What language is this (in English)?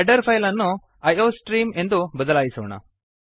Kannada